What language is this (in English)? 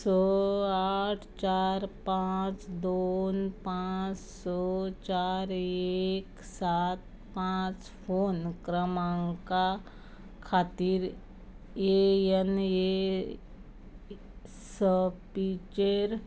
Konkani